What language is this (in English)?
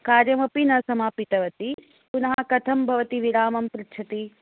Sanskrit